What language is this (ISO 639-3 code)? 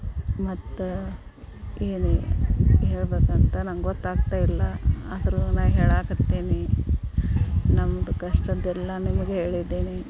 kan